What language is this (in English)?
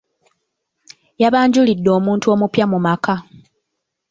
Ganda